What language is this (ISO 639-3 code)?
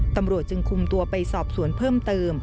tha